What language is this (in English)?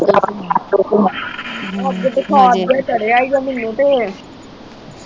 Punjabi